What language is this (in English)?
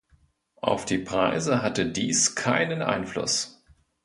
German